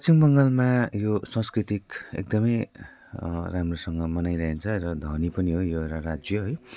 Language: Nepali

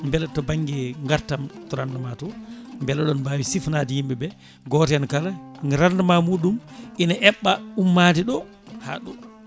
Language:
Fula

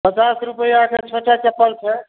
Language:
Maithili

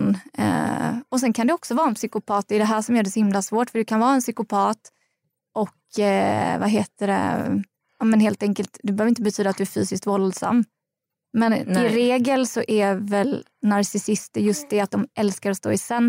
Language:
Swedish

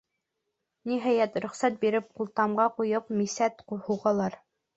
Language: Bashkir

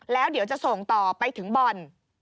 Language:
Thai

